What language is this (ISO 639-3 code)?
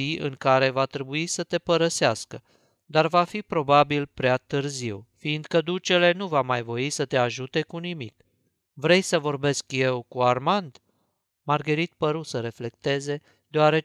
ron